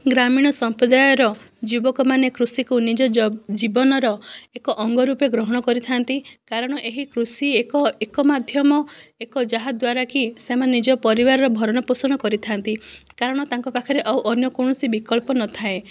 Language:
Odia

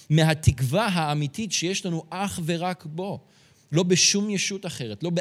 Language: Hebrew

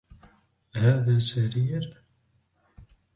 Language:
Arabic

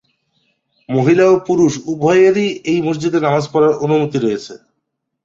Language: Bangla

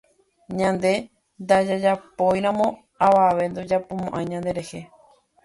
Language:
Guarani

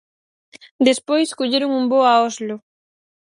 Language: Galician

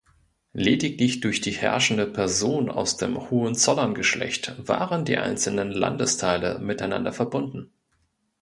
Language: German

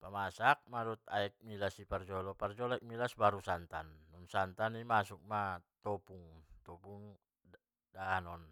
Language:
Batak Mandailing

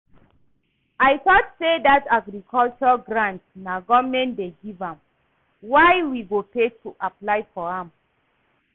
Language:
Nigerian Pidgin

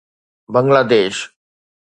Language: Sindhi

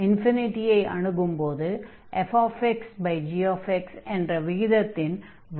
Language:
Tamil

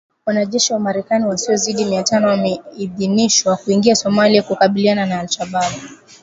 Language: Swahili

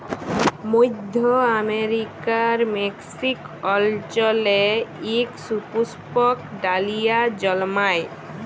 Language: Bangla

